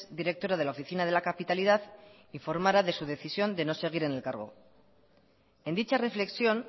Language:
Spanish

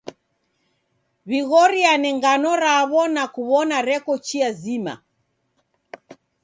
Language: Taita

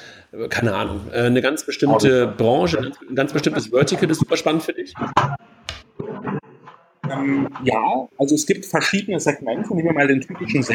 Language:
German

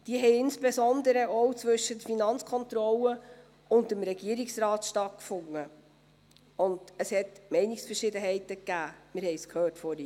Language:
Swiss German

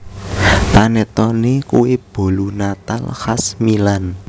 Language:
Javanese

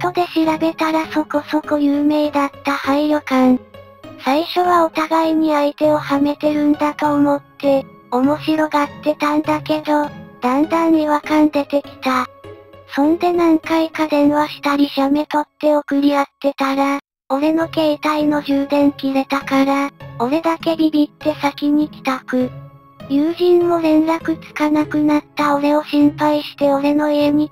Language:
Japanese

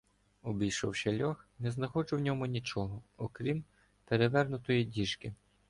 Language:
Ukrainian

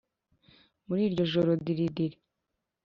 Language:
Kinyarwanda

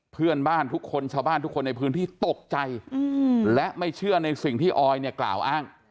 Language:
Thai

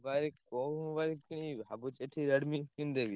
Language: Odia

